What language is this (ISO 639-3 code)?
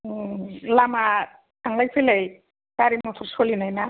brx